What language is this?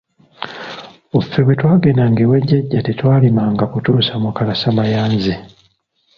Ganda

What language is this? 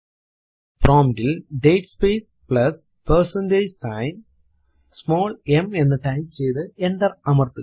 Malayalam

